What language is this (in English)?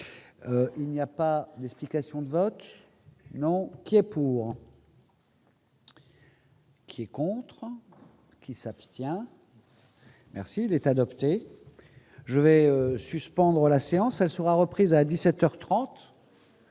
French